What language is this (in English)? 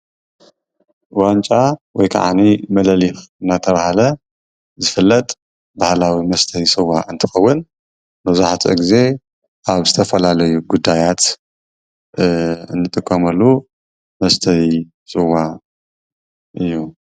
Tigrinya